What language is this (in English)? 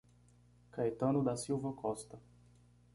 Portuguese